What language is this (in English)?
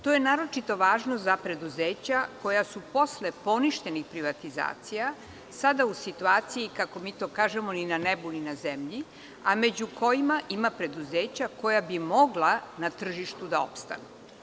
Serbian